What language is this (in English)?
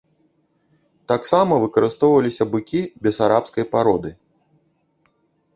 Belarusian